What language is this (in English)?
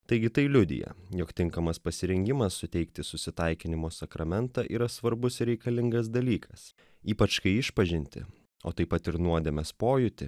Lithuanian